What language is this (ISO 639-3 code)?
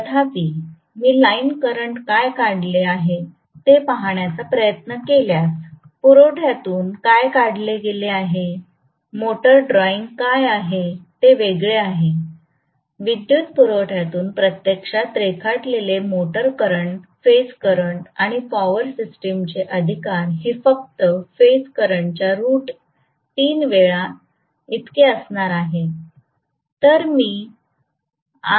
mar